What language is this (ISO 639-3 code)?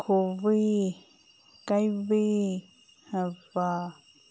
mni